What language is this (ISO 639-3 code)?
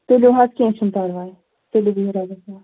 kas